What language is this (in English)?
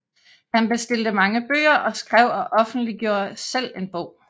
Danish